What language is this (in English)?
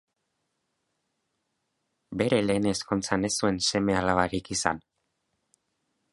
Basque